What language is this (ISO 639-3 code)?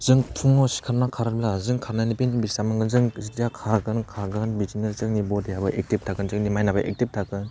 brx